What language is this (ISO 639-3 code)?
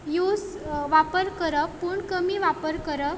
kok